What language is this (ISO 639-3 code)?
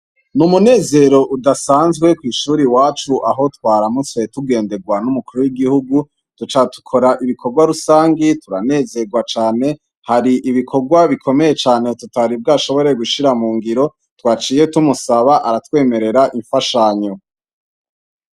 run